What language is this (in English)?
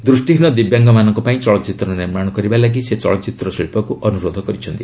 Odia